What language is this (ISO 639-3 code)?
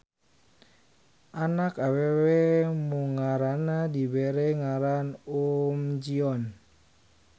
sun